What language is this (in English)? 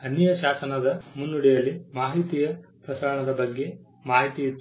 Kannada